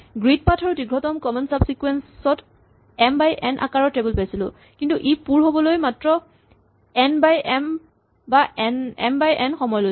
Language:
Assamese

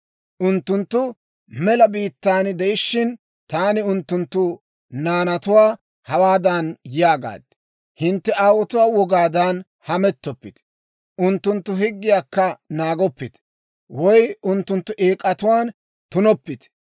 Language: Dawro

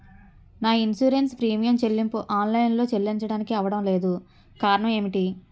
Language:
Telugu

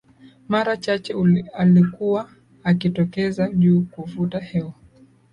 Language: Swahili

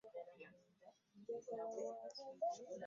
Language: Ganda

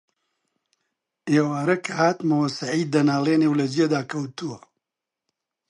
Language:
Central Kurdish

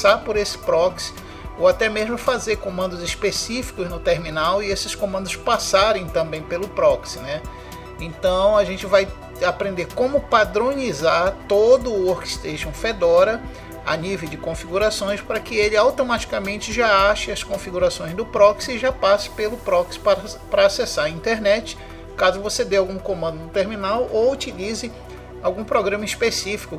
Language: Portuguese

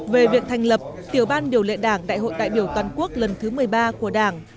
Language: Vietnamese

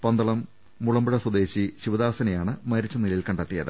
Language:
Malayalam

